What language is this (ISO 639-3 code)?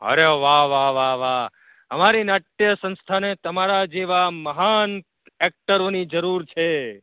guj